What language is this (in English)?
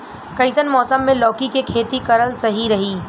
Bhojpuri